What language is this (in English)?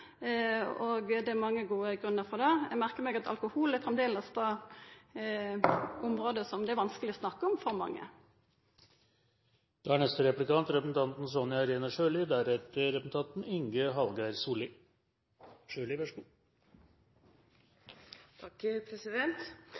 Norwegian Nynorsk